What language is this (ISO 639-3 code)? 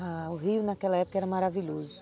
por